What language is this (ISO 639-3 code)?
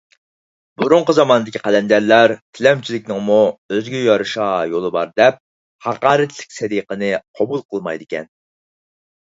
uig